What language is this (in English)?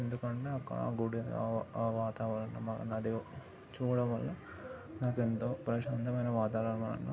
Telugu